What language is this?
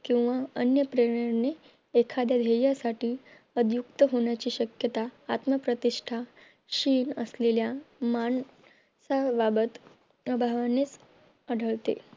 Marathi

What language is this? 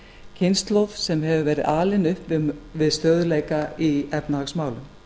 Icelandic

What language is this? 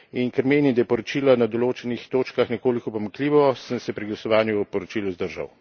Slovenian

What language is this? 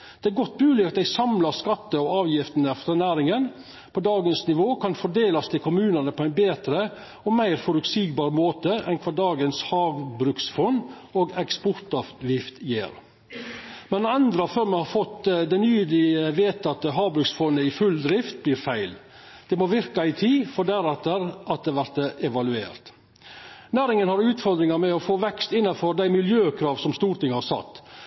Norwegian Nynorsk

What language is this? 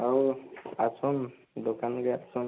Odia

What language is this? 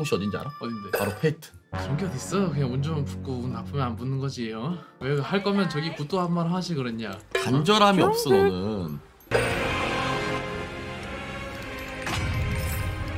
Korean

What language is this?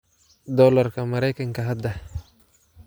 Somali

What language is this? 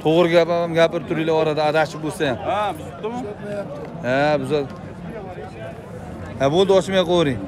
Turkish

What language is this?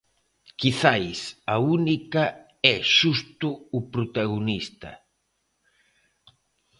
Galician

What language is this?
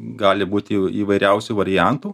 Lithuanian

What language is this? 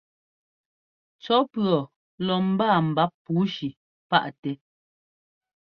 Ngomba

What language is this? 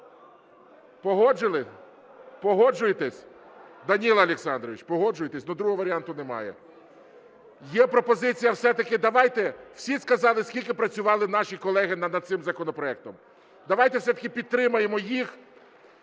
Ukrainian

